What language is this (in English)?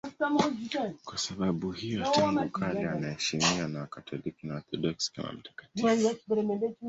Swahili